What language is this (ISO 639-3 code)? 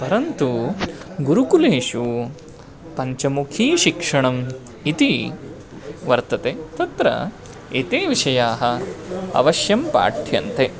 san